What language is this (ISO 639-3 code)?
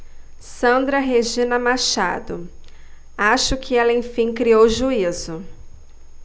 por